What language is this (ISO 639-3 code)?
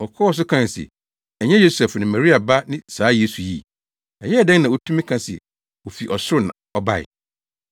aka